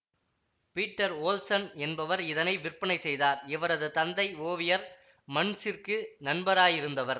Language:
Tamil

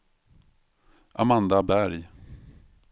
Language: Swedish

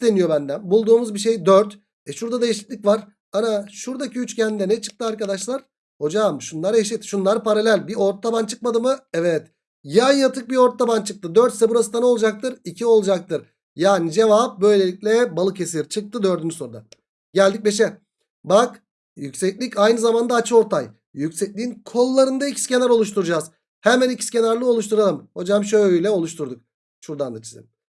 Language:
Turkish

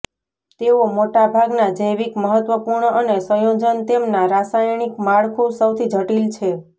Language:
Gujarati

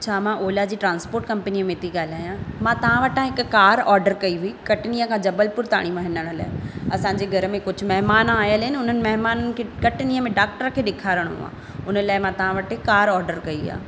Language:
Sindhi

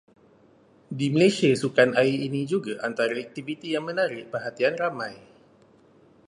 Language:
Malay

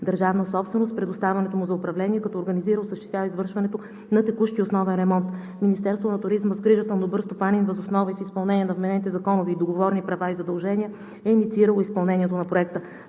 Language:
Bulgarian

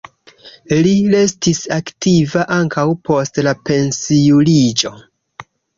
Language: Esperanto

